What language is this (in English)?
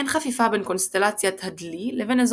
Hebrew